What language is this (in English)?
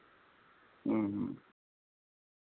Santali